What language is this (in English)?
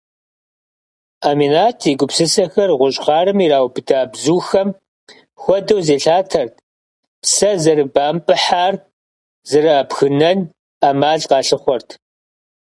Kabardian